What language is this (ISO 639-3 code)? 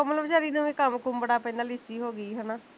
pan